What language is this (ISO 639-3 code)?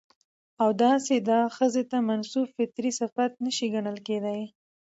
pus